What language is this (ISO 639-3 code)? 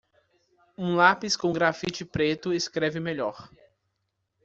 por